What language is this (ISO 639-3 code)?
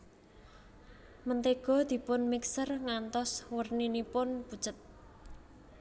jav